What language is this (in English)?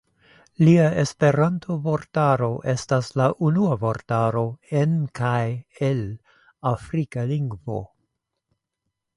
Esperanto